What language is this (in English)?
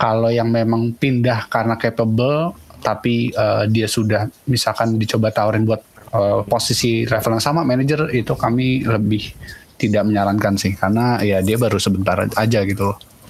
Indonesian